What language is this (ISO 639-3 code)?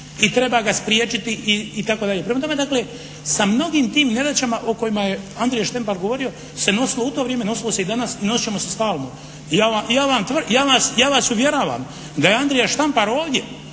hrv